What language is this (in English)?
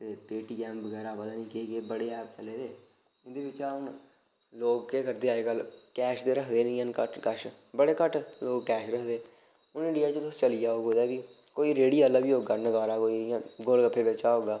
Dogri